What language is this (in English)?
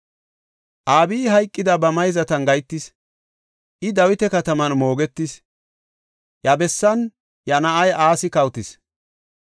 Gofa